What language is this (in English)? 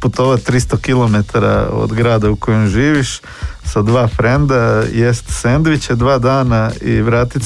Croatian